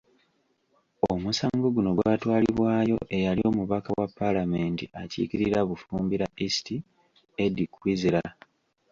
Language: Ganda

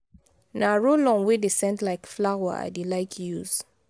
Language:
Nigerian Pidgin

